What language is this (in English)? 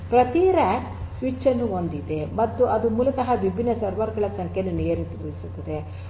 Kannada